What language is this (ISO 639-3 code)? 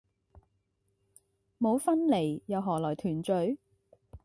yue